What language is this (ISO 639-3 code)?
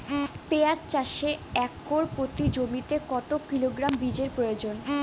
ben